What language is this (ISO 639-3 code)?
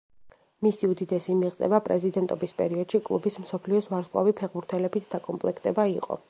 kat